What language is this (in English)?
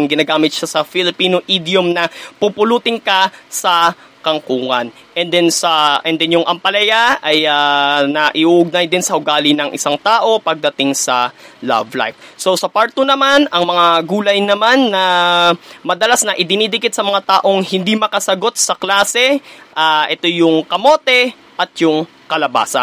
Filipino